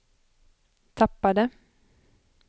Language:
Swedish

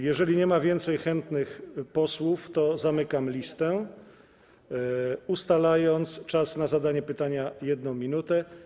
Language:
Polish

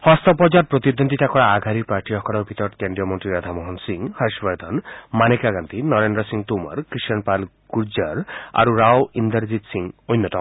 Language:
Assamese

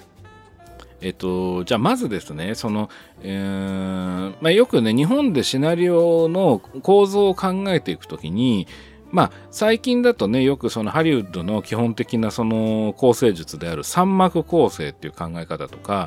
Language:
Japanese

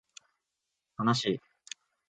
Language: Japanese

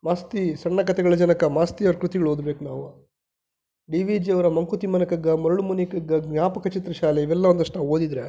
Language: Kannada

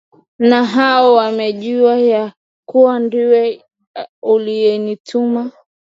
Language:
Swahili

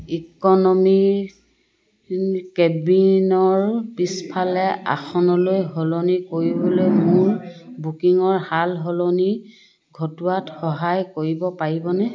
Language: Assamese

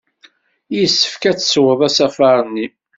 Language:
Kabyle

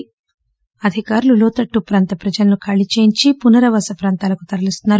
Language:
Telugu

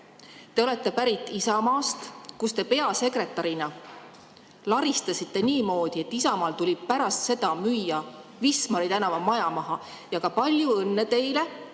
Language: Estonian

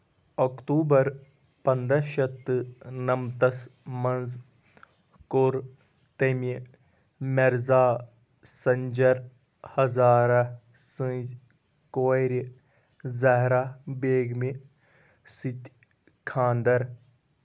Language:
Kashmiri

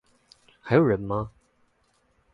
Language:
Chinese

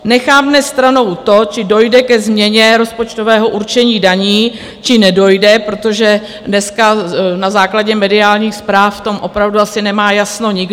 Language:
Czech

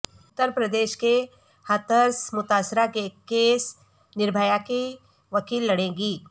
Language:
Urdu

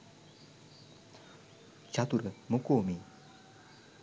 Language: Sinhala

